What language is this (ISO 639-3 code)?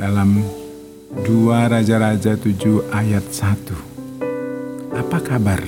ind